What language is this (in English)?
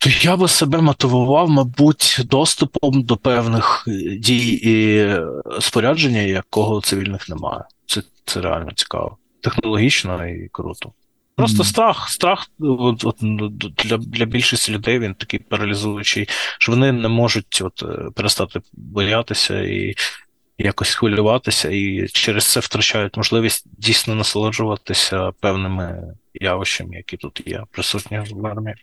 Ukrainian